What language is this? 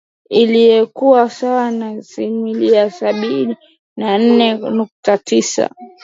Swahili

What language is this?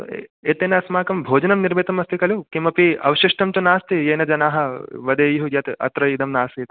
Sanskrit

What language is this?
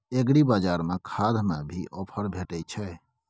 Maithili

